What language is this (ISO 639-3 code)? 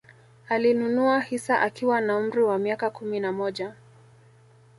swa